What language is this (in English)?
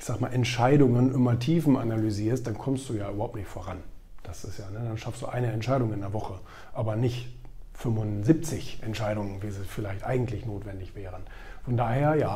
German